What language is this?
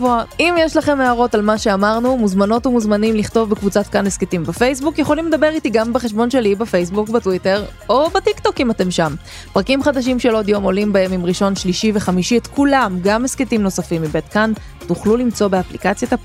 Hebrew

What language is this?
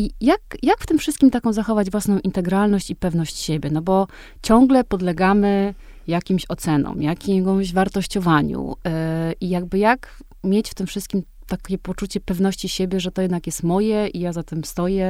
Polish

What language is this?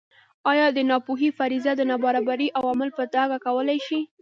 Pashto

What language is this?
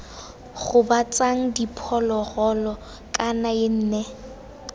Tswana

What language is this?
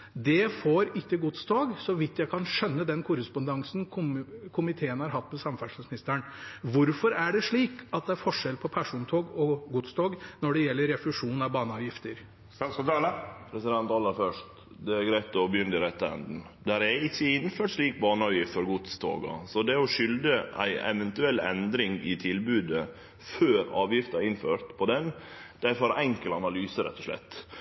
Norwegian Nynorsk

